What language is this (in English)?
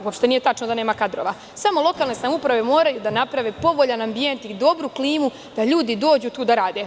Serbian